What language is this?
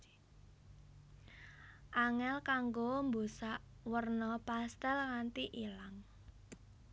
Javanese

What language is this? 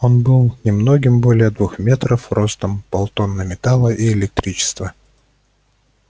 Russian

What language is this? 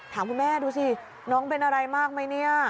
Thai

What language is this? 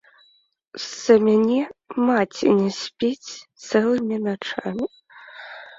Belarusian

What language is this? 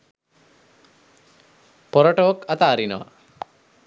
Sinhala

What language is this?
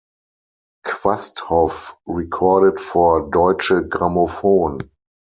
English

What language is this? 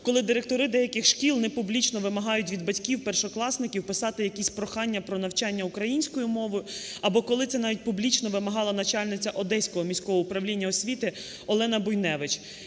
Ukrainian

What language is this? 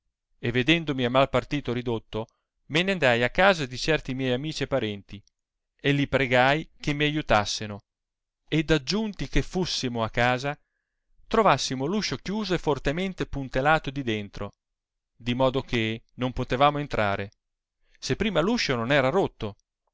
Italian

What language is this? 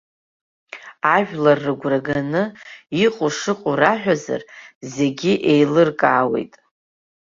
Abkhazian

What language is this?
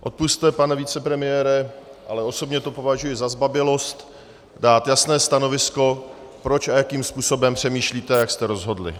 Czech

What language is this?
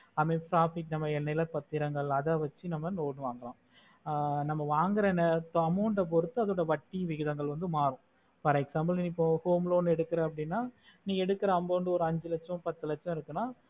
Tamil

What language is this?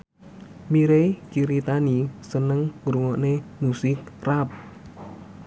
Javanese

